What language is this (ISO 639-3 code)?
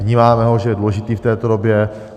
ces